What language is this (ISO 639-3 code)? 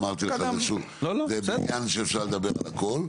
heb